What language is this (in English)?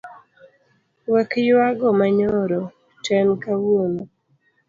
Luo (Kenya and Tanzania)